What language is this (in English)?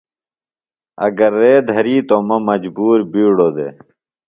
Phalura